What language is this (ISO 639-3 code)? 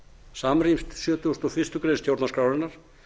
isl